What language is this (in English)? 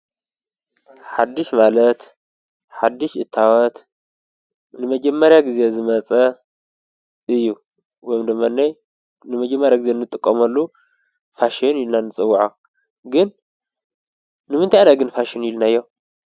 Tigrinya